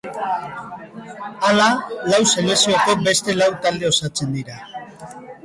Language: Basque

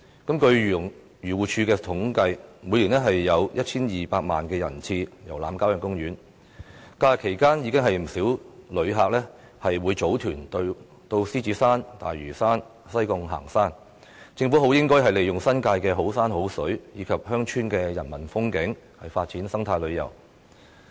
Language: Cantonese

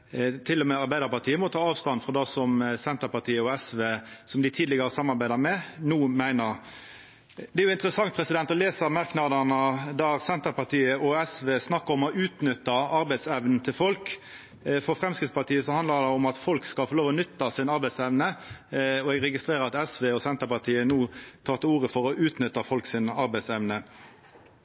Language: Norwegian Nynorsk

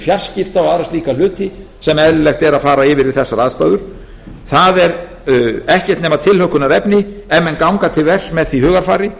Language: Icelandic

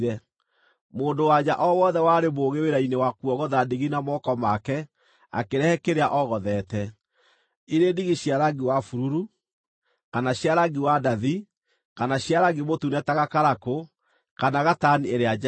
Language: Kikuyu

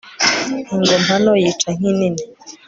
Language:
Kinyarwanda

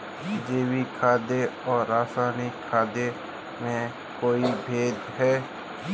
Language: Hindi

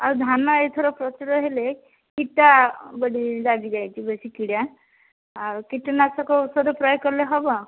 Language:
Odia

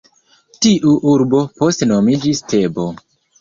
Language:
Esperanto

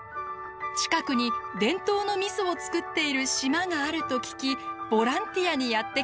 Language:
Japanese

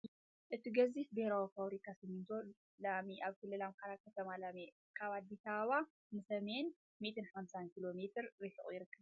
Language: Tigrinya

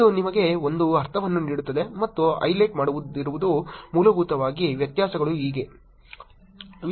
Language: Kannada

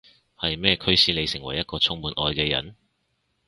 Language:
Cantonese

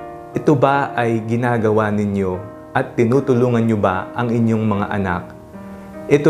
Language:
Filipino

